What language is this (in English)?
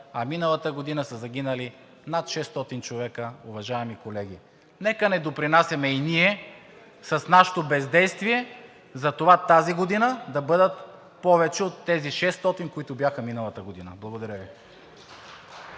Bulgarian